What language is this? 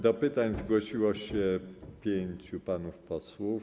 Polish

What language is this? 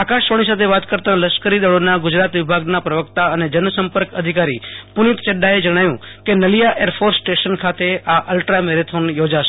Gujarati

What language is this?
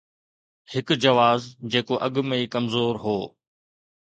Sindhi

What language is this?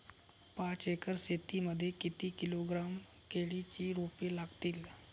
Marathi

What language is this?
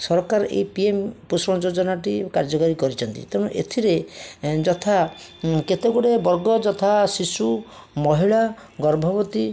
Odia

